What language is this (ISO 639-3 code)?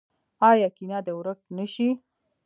pus